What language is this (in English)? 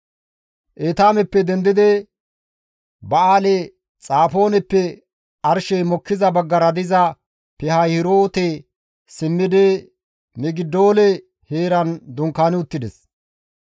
Gamo